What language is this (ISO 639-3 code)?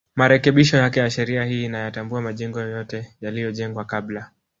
swa